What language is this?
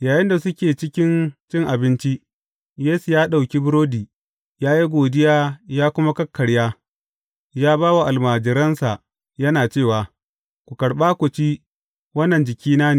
Hausa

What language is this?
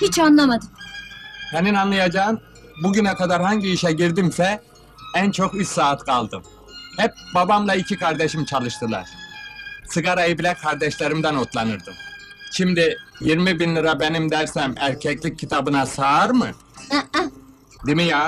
Turkish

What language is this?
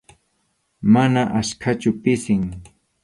Arequipa-La Unión Quechua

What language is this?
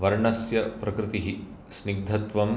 Sanskrit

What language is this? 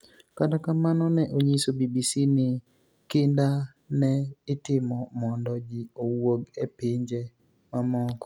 Luo (Kenya and Tanzania)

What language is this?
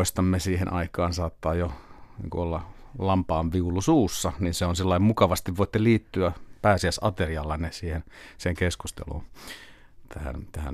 Finnish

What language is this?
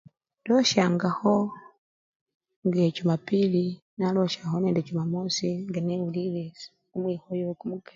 Luyia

